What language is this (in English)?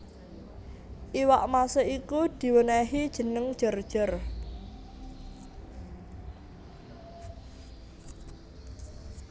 Javanese